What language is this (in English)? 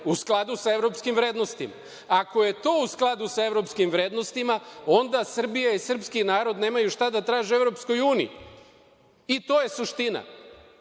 Serbian